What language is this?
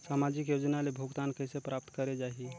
Chhattisgarhi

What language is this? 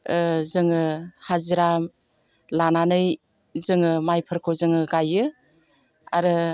Bodo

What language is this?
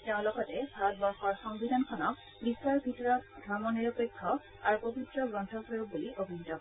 Assamese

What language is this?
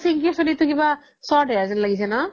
Assamese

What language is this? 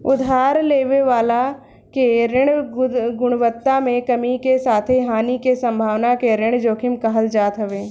Bhojpuri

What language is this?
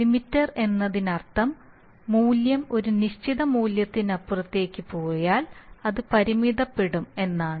Malayalam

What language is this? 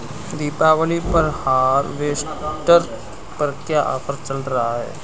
Hindi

